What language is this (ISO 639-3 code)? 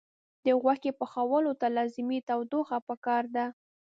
pus